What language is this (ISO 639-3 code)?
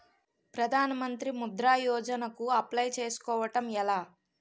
tel